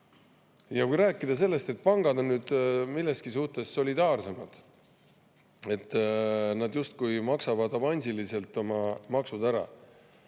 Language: Estonian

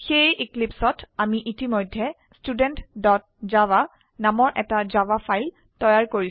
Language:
Assamese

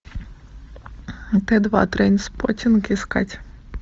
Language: Russian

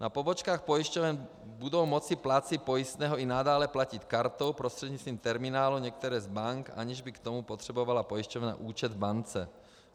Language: Czech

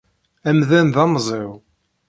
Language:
Kabyle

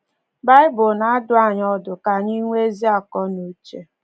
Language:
Igbo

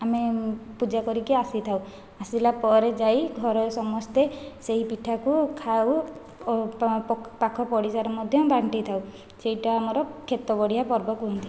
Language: Odia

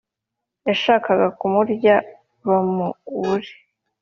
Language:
Kinyarwanda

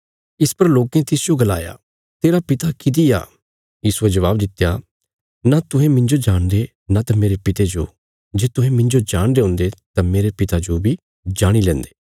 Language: Bilaspuri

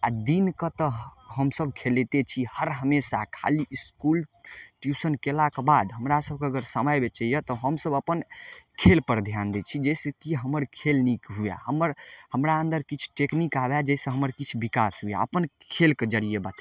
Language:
Maithili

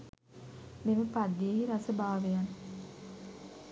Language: Sinhala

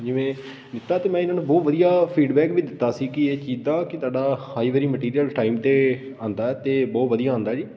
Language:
Punjabi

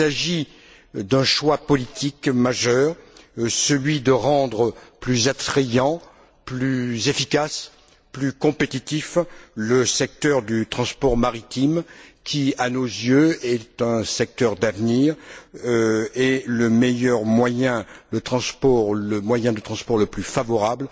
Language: French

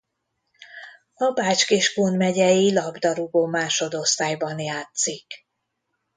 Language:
Hungarian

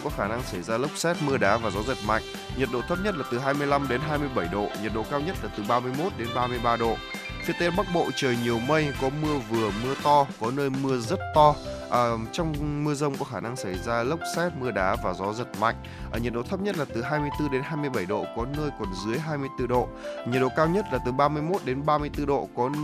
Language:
Vietnamese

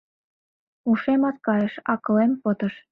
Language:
Mari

